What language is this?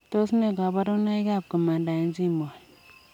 Kalenjin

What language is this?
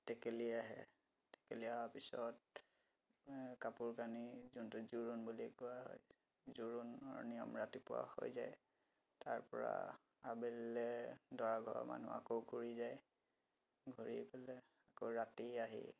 Assamese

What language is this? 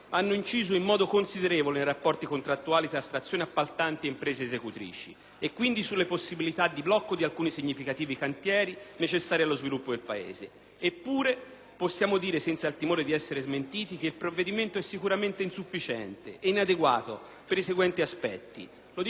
Italian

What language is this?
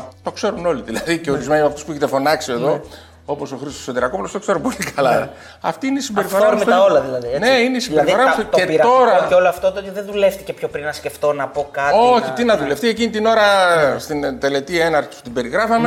Greek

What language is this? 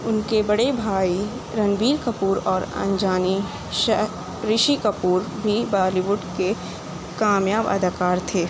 Urdu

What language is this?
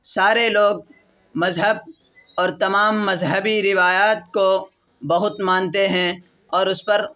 Urdu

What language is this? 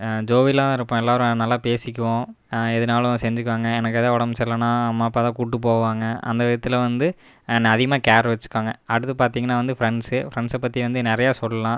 Tamil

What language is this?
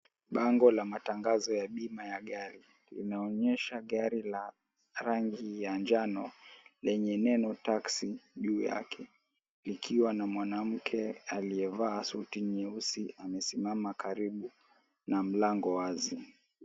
Swahili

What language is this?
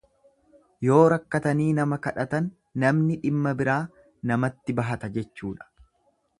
Oromo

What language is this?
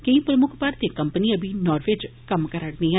Dogri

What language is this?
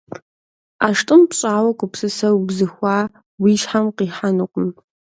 Kabardian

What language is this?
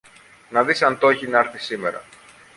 Greek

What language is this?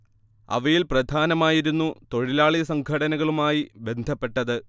Malayalam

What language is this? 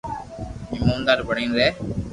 Loarki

